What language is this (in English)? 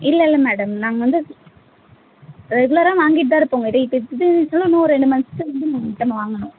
Tamil